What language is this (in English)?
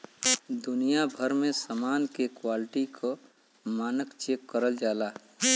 Bhojpuri